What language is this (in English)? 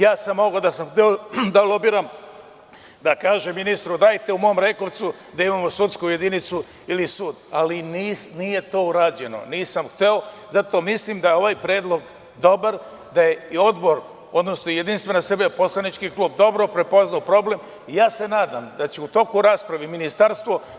Serbian